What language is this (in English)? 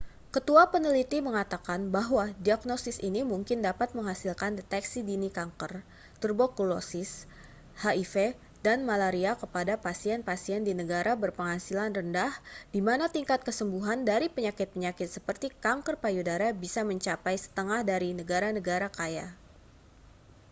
Indonesian